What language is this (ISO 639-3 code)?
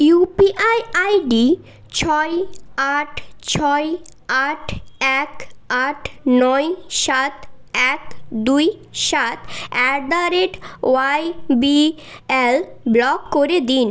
ben